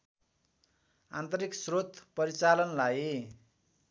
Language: Nepali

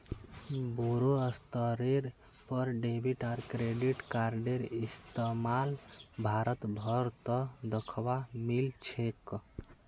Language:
Magahi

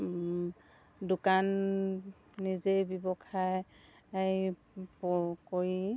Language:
Assamese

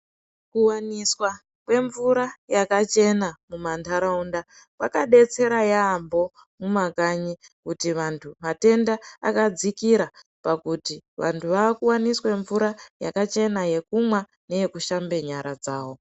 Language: Ndau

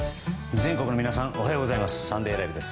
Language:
Japanese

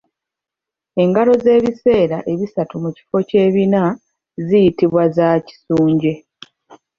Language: Ganda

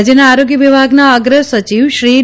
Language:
Gujarati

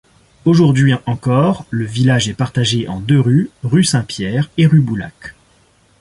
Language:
French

